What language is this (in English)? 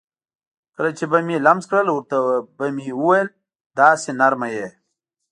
Pashto